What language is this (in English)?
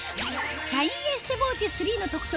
Japanese